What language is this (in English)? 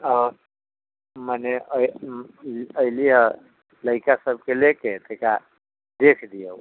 Maithili